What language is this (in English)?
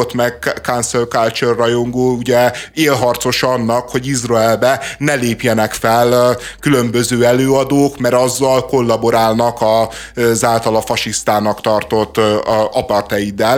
Hungarian